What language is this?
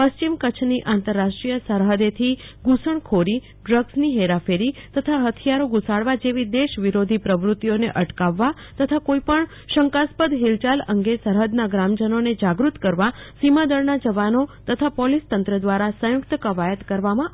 Gujarati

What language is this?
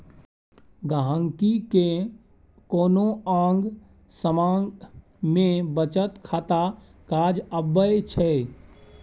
Maithili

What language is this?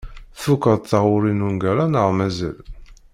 Kabyle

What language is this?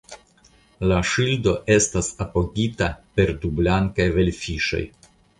Esperanto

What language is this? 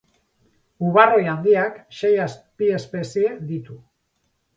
Basque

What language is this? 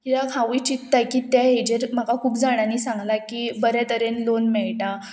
Konkani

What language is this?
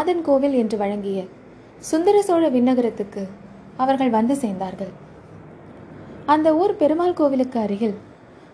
Tamil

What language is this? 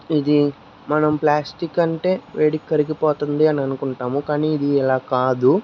Telugu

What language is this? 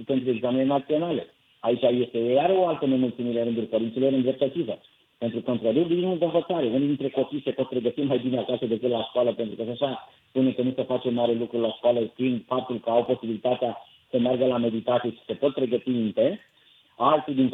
Romanian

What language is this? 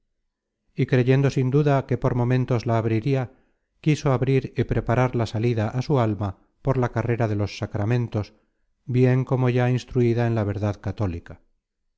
Spanish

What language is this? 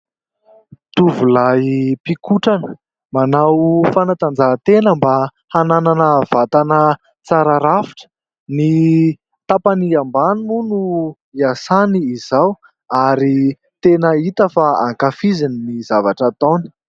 Malagasy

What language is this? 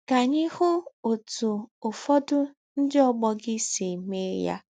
Igbo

